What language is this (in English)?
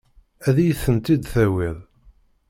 Kabyle